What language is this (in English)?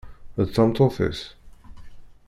Kabyle